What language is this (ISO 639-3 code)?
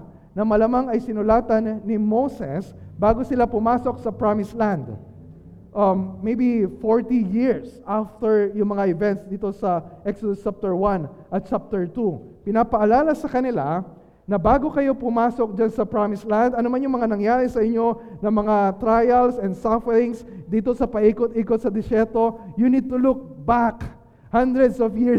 fil